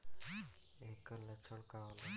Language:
Bhojpuri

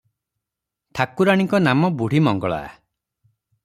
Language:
Odia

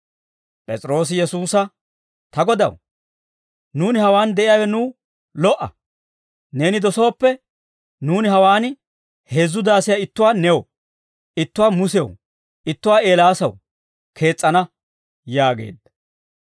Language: Dawro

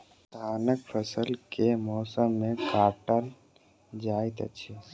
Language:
Maithili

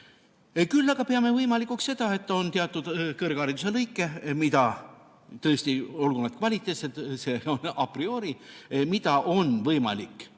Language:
Estonian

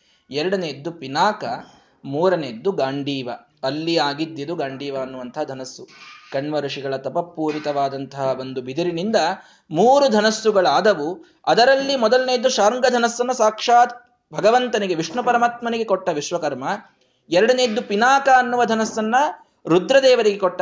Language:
Kannada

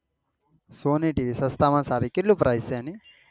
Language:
Gujarati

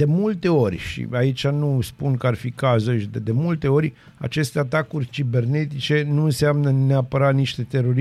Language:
Romanian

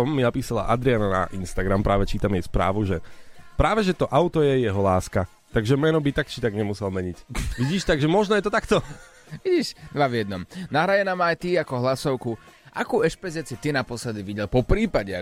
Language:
Slovak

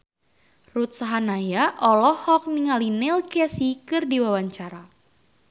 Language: Sundanese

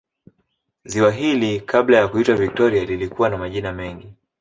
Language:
Swahili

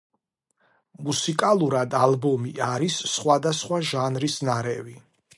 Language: Georgian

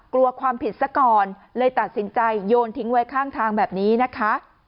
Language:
Thai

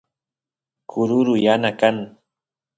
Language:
Santiago del Estero Quichua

